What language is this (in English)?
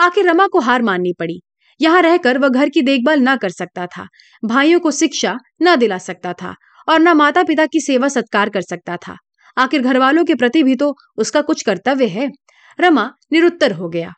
Hindi